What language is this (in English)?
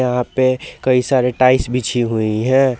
Hindi